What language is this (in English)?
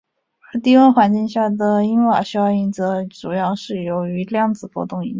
Chinese